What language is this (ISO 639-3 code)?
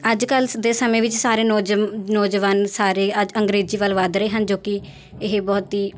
pan